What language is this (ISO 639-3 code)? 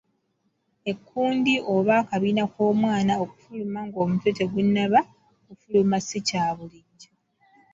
lug